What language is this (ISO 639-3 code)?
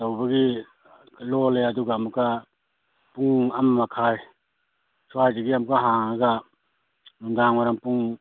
mni